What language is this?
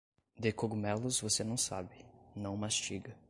Portuguese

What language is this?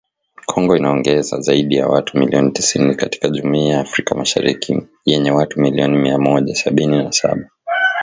Swahili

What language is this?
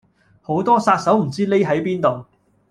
Cantonese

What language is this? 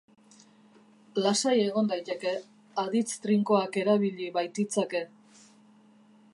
Basque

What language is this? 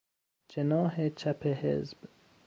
Persian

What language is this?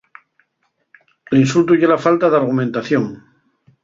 Asturian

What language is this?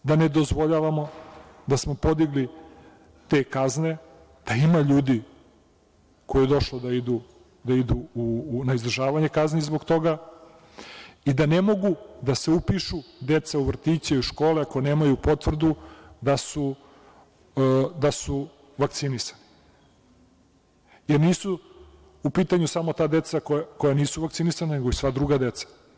Serbian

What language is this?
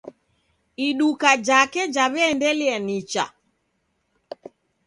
Taita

